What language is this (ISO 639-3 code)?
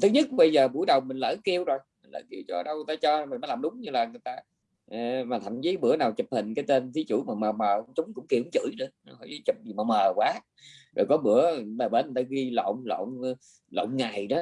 vie